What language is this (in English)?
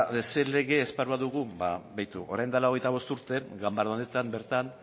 Basque